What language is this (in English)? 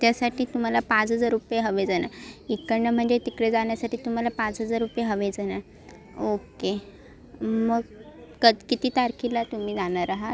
Marathi